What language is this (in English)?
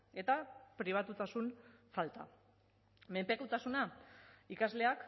Basque